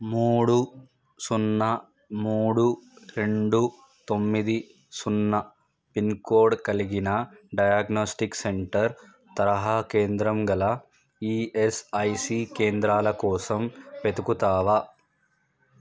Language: Telugu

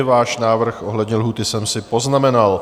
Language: Czech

